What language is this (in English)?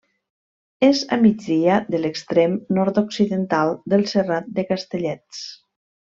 Catalan